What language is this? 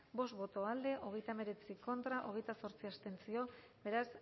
Basque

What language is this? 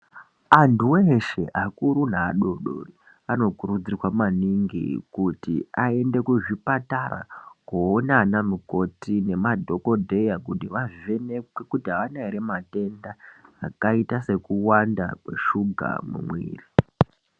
Ndau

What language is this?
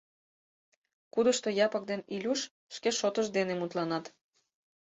Mari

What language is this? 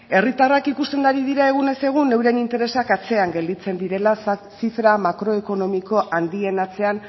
Basque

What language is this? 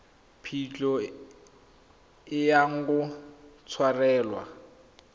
Tswana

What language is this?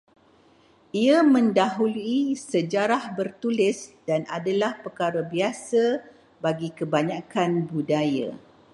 Malay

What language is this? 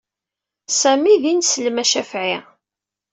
Kabyle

